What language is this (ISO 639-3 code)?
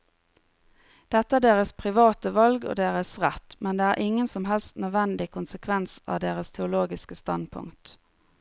nor